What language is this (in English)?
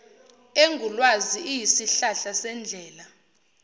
Zulu